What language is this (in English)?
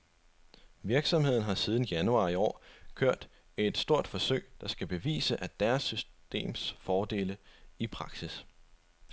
Danish